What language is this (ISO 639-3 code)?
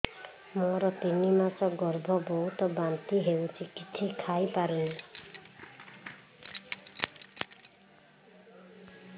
ori